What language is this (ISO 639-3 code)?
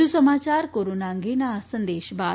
guj